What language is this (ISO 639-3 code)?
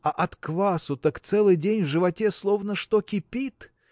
rus